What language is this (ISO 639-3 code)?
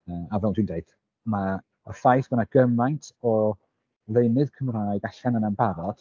cym